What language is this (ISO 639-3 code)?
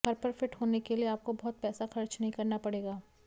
hin